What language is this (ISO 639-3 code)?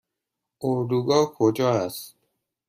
fas